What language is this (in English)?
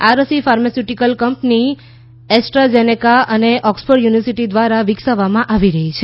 Gujarati